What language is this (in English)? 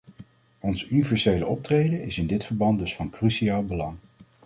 Dutch